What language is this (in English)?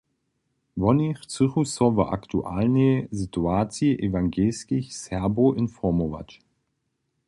Upper Sorbian